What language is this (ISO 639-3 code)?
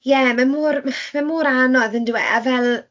cym